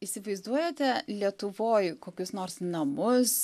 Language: Lithuanian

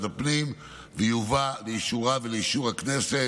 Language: Hebrew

